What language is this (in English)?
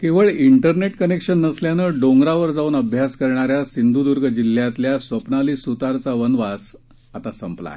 Marathi